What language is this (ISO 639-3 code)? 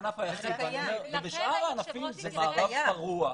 heb